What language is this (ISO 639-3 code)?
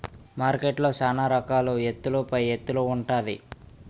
tel